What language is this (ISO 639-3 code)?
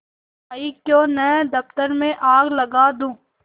hin